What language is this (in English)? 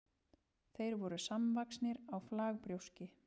Icelandic